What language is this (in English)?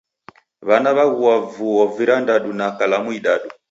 Taita